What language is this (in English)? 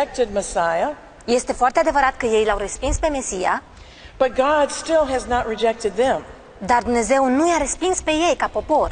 Romanian